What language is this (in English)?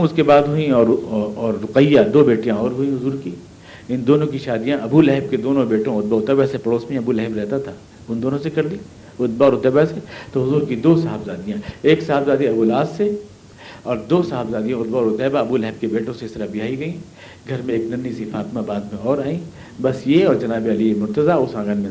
Urdu